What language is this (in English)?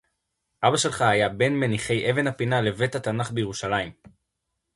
Hebrew